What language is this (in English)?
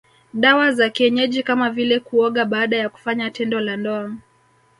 Swahili